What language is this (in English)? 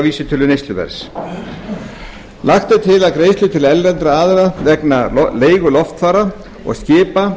Icelandic